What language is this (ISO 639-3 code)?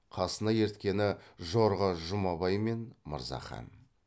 kaz